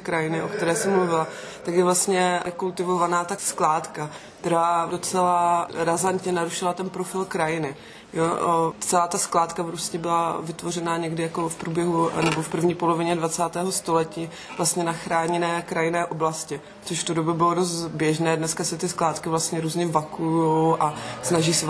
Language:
Czech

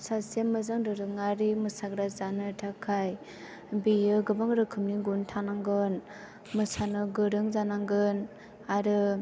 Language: Bodo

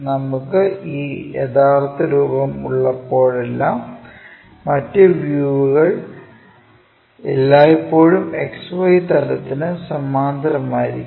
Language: Malayalam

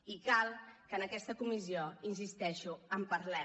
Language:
Catalan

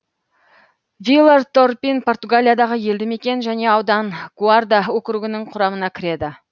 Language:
Kazakh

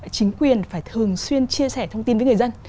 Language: Vietnamese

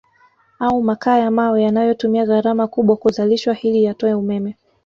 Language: Swahili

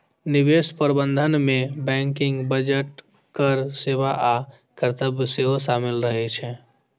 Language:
Maithili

